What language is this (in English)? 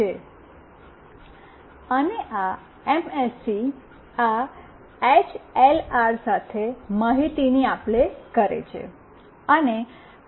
Gujarati